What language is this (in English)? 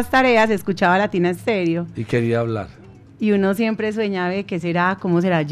Spanish